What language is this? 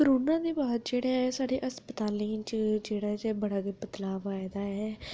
Dogri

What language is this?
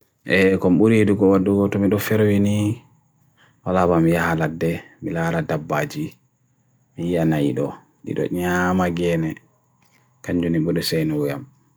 Bagirmi Fulfulde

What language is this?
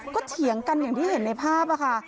Thai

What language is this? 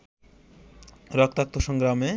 Bangla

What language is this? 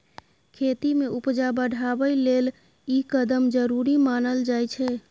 Maithili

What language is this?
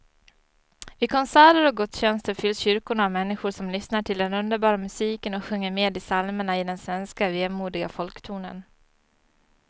Swedish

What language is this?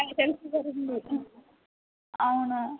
Telugu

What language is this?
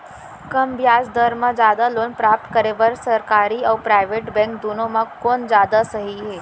Chhattisgarhi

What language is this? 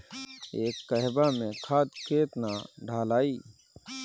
Bhojpuri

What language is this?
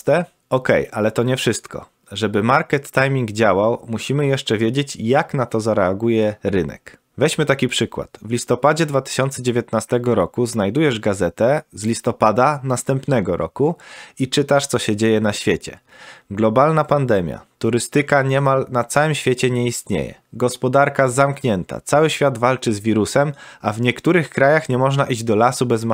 Polish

